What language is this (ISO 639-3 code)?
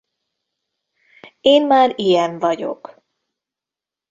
hun